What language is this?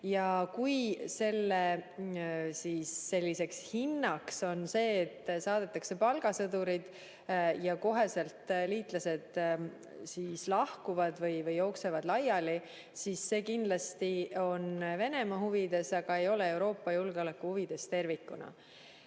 Estonian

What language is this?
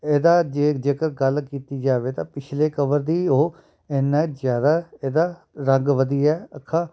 Punjabi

